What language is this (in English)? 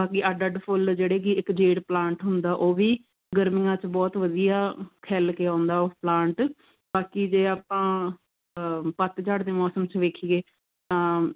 Punjabi